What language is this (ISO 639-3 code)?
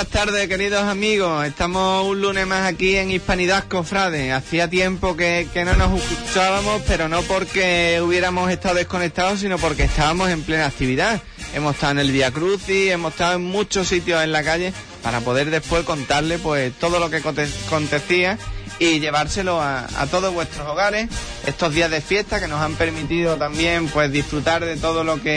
spa